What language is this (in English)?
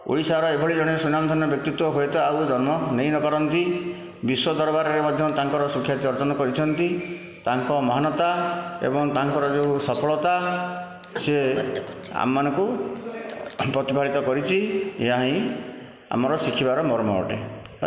Odia